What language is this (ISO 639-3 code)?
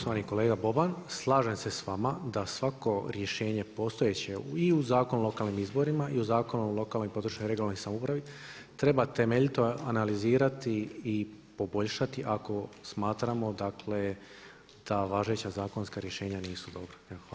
hrv